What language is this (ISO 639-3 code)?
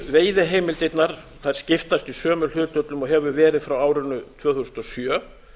isl